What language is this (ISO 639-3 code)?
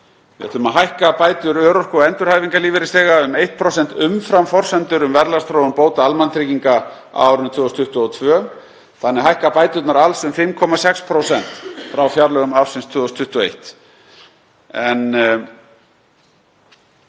isl